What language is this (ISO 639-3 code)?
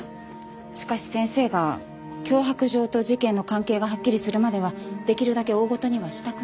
jpn